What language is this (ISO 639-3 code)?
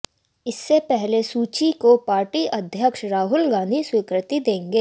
hin